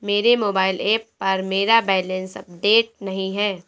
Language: Hindi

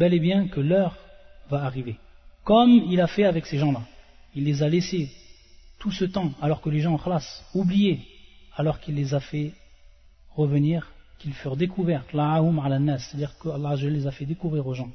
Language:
French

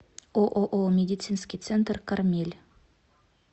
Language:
Russian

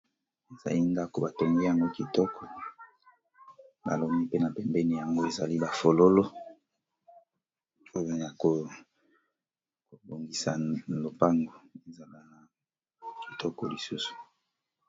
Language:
Lingala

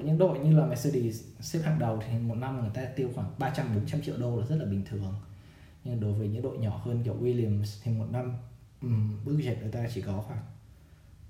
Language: Vietnamese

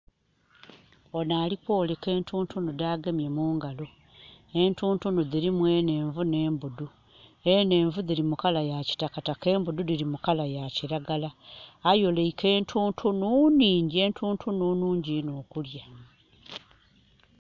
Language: Soga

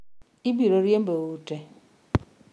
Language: Luo (Kenya and Tanzania)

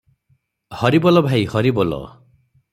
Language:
Odia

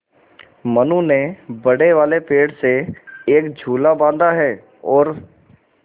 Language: Hindi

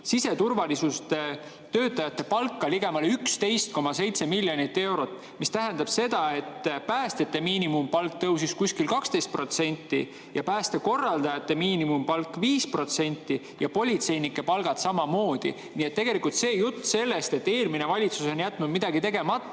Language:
Estonian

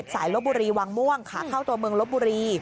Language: Thai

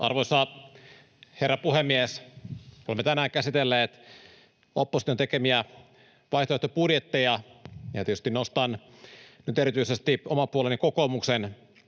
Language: Finnish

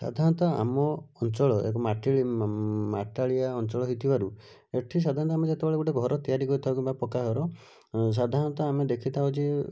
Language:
Odia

